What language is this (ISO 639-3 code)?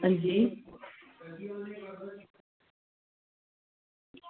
doi